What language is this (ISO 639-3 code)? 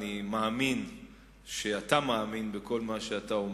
heb